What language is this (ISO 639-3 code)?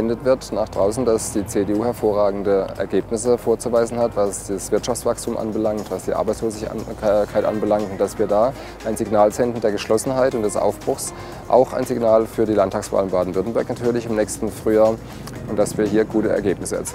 deu